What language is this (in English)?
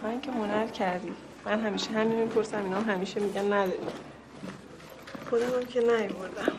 Persian